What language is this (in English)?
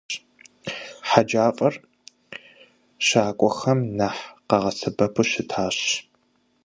Kabardian